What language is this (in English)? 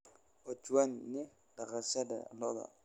Somali